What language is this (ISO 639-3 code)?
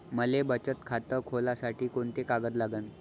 mar